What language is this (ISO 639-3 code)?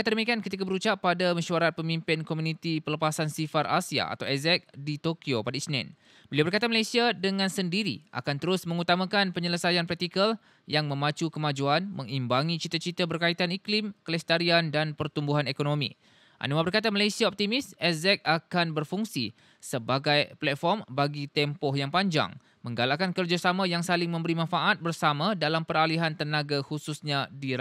msa